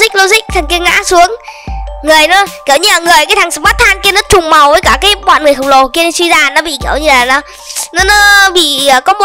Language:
Vietnamese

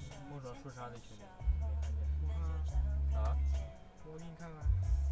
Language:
Chinese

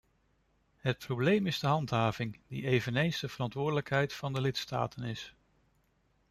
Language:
Dutch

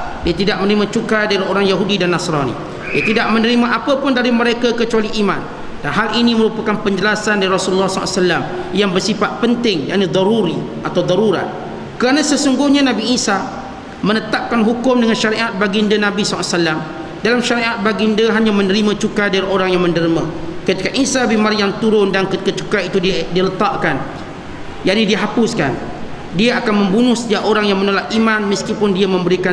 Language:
Malay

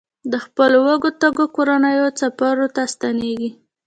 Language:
Pashto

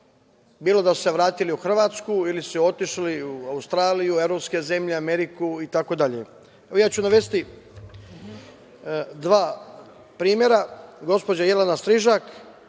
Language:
Serbian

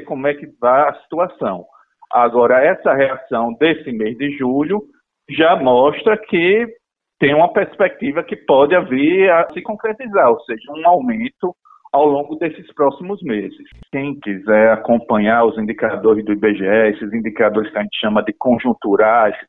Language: Portuguese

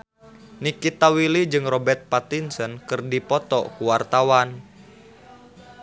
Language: Sundanese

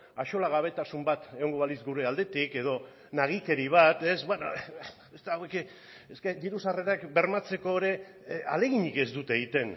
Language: Basque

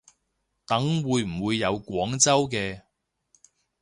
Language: Cantonese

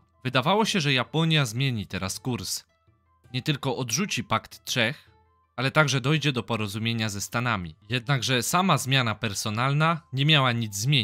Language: Polish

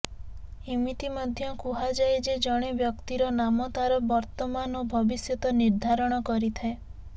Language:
Odia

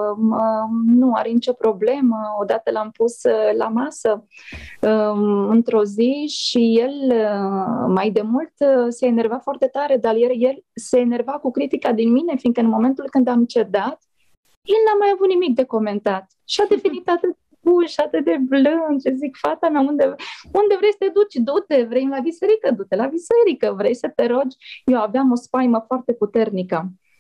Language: Romanian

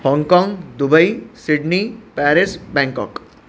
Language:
Sindhi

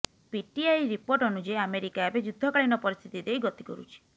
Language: Odia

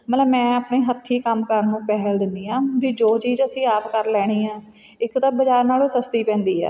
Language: Punjabi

